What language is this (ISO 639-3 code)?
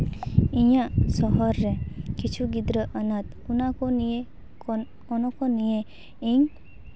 sat